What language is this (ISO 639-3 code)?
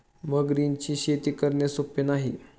mar